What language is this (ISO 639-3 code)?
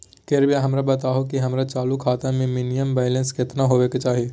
mag